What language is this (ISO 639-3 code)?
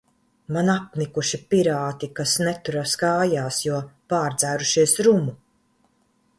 lav